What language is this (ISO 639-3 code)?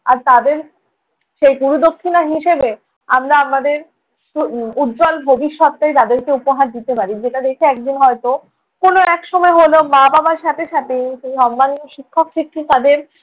ben